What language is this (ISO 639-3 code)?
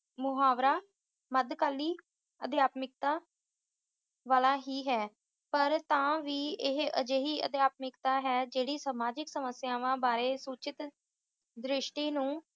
pan